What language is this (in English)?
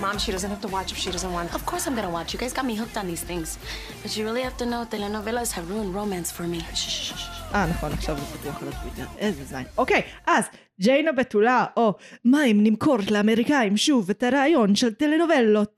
Hebrew